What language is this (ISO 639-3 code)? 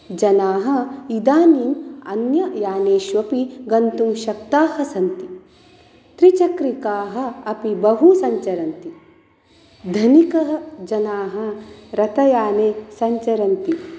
san